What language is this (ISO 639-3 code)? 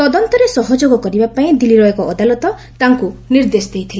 ori